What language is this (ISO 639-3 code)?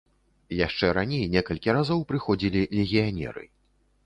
bel